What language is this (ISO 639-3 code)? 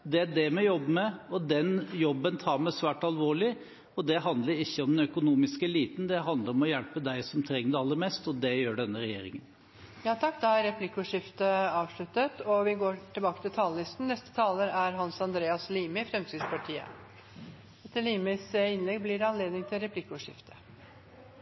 nor